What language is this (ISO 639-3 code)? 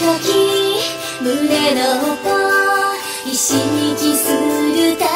kor